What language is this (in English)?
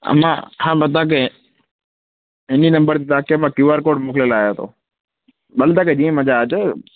Sindhi